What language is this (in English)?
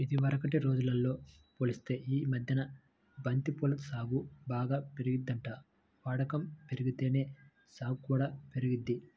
Telugu